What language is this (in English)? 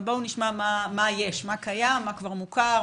Hebrew